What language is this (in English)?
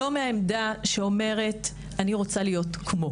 Hebrew